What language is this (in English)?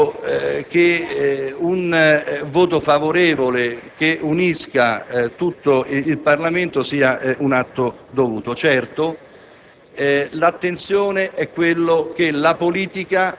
Italian